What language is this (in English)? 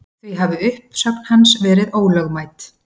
Icelandic